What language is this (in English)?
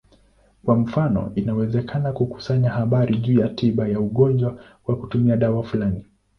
Swahili